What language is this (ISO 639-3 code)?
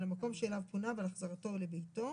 heb